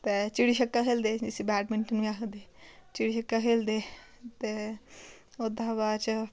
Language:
Dogri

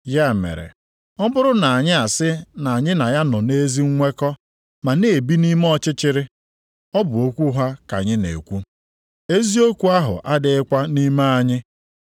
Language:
Igbo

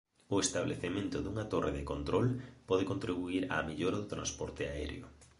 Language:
Galician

